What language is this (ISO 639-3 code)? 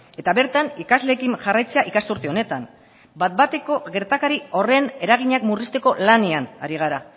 eus